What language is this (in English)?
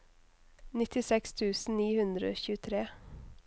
Norwegian